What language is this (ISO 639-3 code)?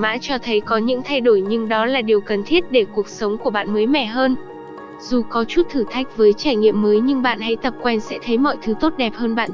vie